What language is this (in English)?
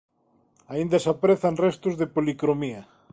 Galician